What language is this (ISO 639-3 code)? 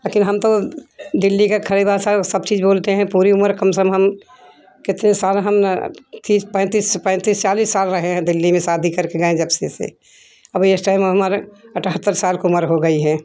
hin